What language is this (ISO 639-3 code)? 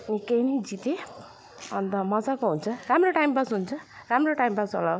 nep